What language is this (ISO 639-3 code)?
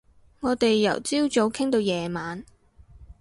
yue